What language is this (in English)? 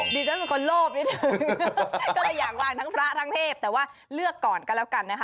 Thai